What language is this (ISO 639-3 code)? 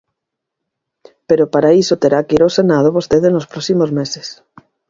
glg